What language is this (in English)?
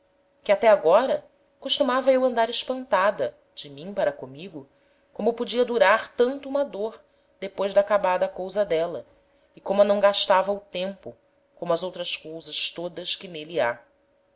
Portuguese